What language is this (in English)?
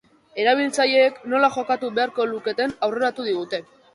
Basque